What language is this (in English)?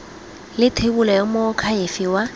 Tswana